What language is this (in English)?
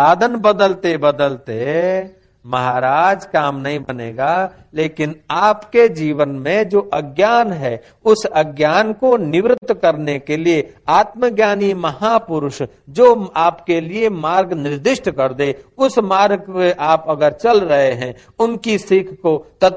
Hindi